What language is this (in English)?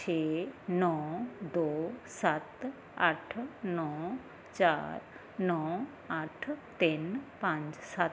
Punjabi